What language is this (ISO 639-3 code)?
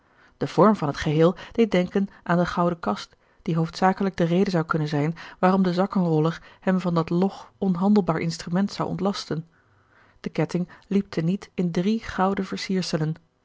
nld